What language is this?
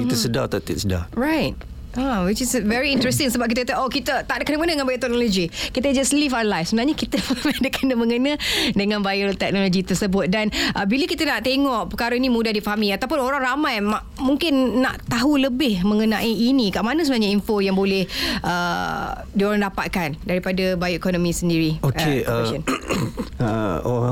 Malay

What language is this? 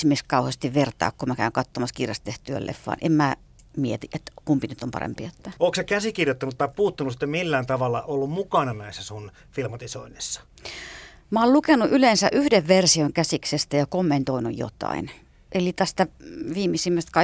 Finnish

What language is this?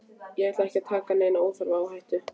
Icelandic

